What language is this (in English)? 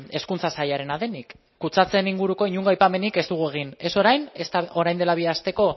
Basque